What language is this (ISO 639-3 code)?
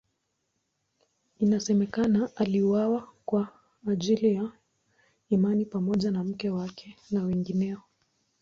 swa